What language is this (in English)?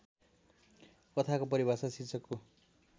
Nepali